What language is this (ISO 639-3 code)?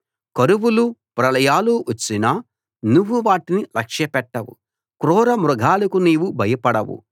tel